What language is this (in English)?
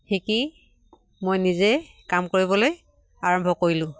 Assamese